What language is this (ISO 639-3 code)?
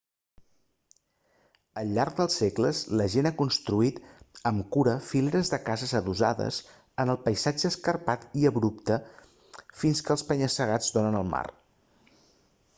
cat